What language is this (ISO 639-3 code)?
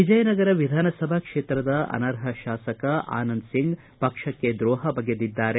kan